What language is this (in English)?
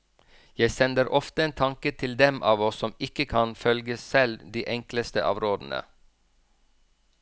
Norwegian